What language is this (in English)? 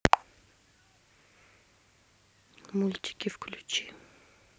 Russian